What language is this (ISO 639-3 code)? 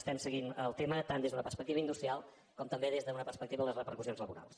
cat